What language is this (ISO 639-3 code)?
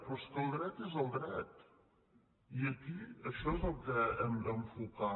cat